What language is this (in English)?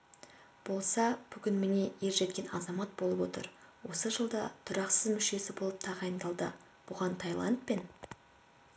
Kazakh